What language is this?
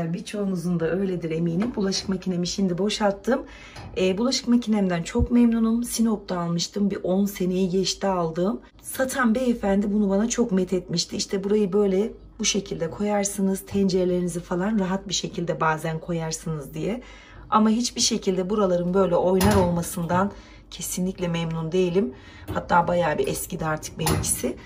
Turkish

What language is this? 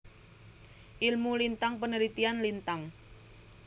Javanese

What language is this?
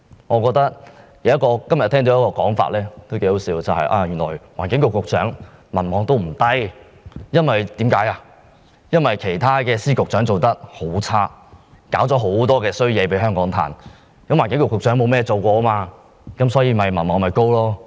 Cantonese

